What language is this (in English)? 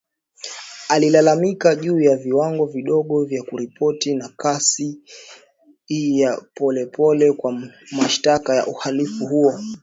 Swahili